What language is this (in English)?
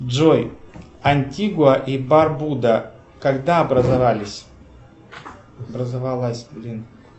Russian